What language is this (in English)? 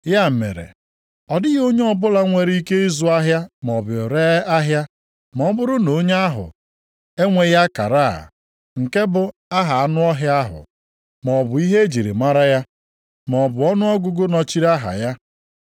Igbo